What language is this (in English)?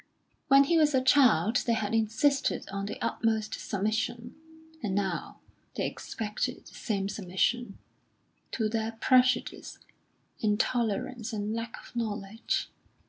English